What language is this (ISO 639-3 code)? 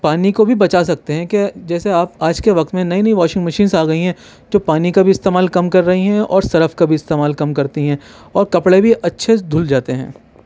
urd